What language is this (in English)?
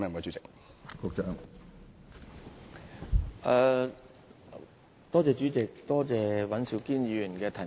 Cantonese